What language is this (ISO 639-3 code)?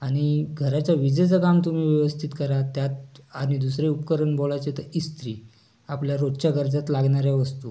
mar